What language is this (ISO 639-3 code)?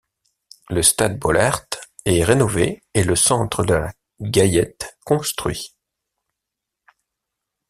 fra